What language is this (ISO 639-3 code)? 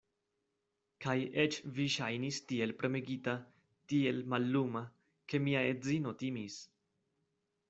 epo